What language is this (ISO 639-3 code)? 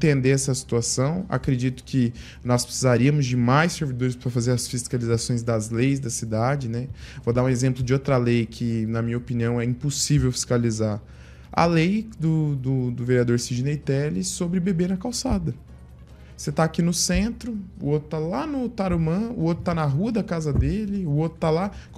por